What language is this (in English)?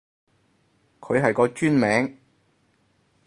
Cantonese